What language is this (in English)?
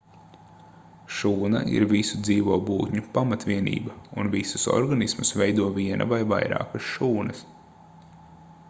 Latvian